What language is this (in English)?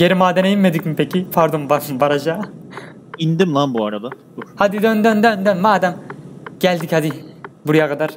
Turkish